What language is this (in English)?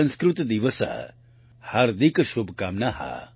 Gujarati